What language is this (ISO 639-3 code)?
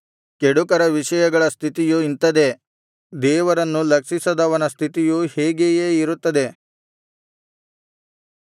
kan